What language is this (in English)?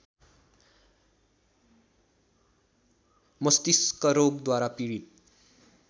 Nepali